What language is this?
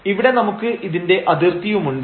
Malayalam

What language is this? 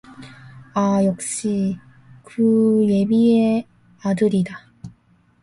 Korean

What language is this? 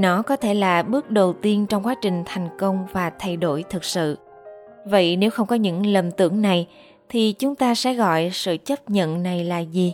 Vietnamese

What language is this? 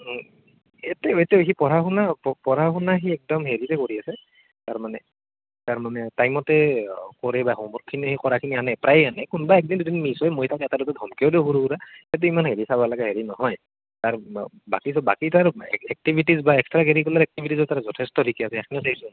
Assamese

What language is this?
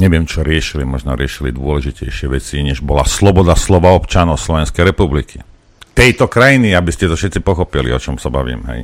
Slovak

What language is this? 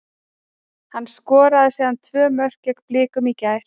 Icelandic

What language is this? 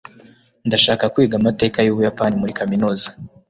Kinyarwanda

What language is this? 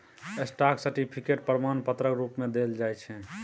Maithili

